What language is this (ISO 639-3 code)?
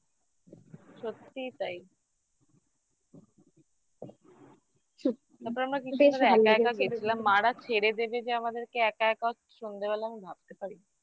ben